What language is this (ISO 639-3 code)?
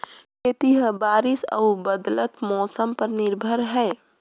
hne